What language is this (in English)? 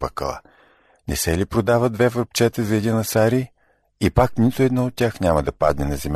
Bulgarian